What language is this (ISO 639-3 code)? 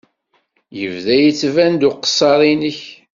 kab